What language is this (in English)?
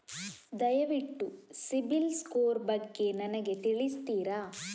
Kannada